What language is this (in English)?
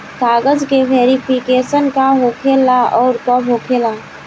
Bhojpuri